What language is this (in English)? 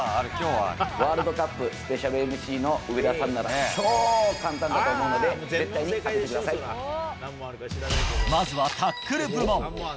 Japanese